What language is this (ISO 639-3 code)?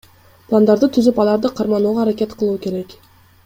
kir